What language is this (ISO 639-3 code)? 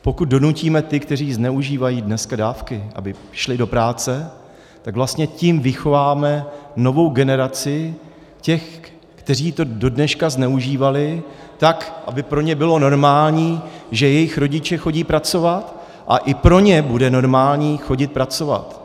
ces